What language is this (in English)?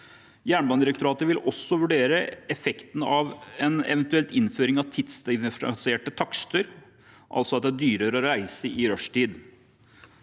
Norwegian